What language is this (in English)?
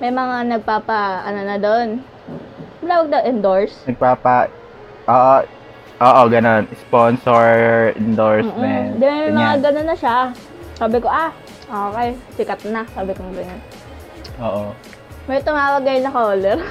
Filipino